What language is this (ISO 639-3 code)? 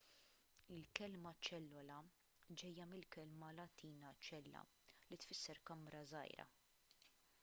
mlt